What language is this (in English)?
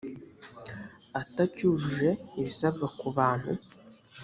Kinyarwanda